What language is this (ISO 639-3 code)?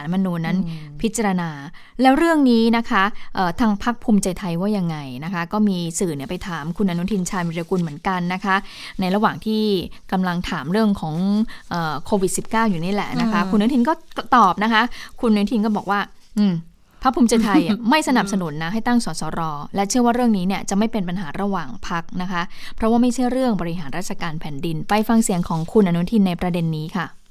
tha